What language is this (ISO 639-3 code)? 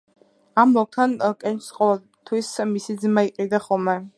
kat